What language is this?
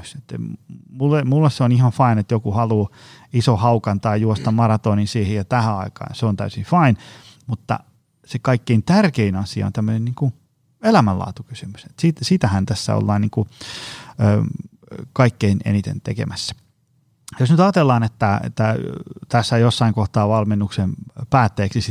Finnish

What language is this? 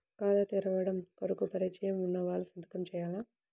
Telugu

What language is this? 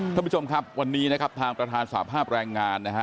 Thai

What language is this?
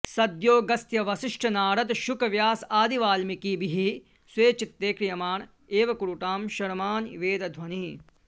Sanskrit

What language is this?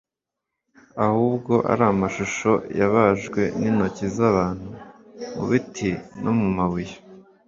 Kinyarwanda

